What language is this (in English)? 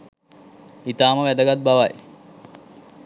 Sinhala